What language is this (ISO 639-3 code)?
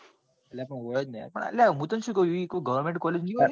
guj